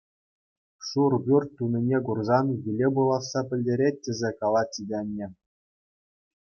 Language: Chuvash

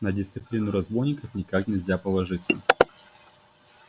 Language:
Russian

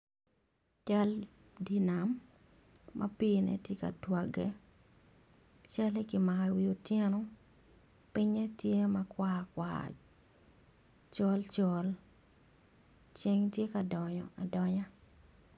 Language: Acoli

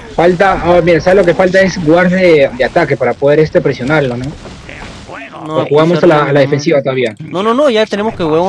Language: Spanish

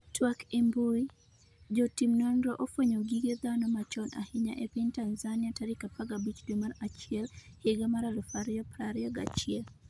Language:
Luo (Kenya and Tanzania)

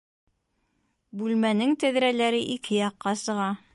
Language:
Bashkir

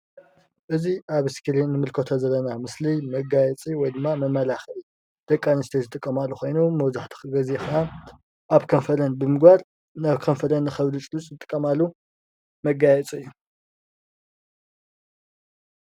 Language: Tigrinya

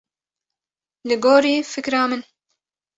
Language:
Kurdish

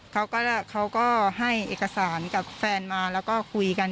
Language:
Thai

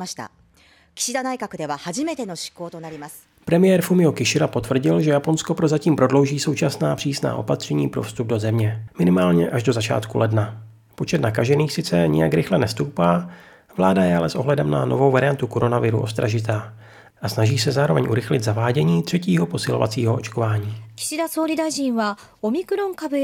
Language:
Czech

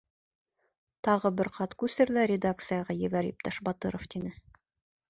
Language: Bashkir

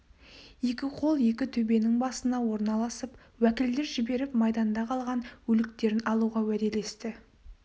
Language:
Kazakh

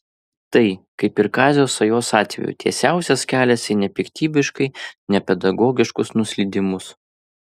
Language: Lithuanian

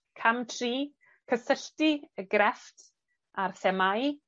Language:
Welsh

